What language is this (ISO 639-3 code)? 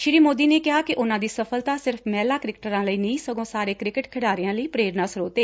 pan